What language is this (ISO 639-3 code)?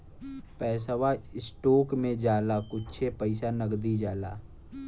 bho